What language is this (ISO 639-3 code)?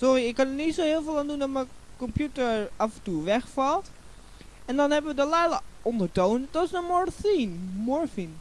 nld